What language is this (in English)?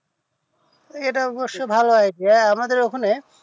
Bangla